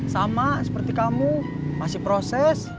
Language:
Indonesian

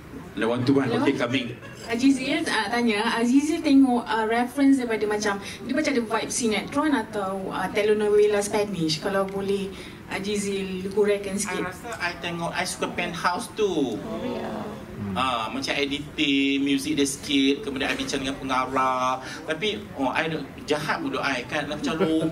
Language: Malay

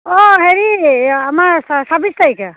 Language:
Assamese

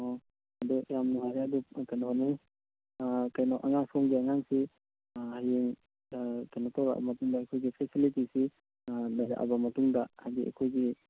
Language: Manipuri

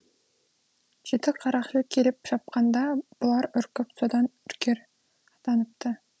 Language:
Kazakh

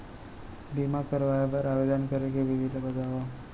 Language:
Chhattisgarhi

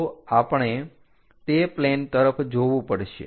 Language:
Gujarati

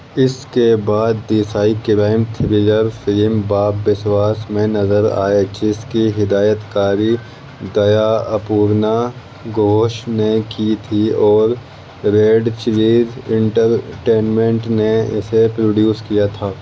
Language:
Urdu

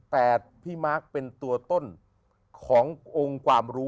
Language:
Thai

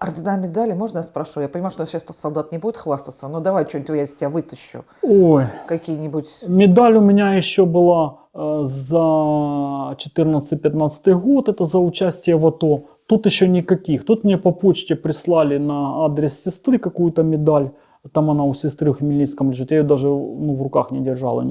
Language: Russian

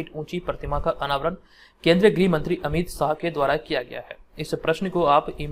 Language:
Hindi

